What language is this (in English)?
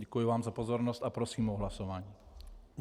Czech